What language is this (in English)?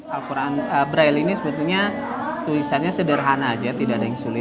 Indonesian